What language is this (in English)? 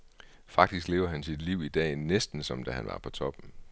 Danish